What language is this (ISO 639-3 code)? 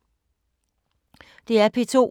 dan